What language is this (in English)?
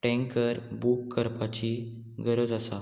Konkani